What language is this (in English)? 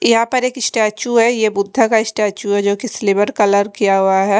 Hindi